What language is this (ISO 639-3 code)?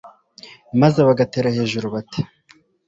kin